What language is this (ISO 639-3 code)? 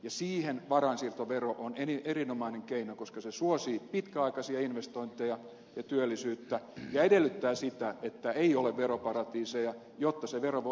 fin